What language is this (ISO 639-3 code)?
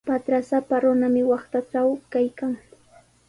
qws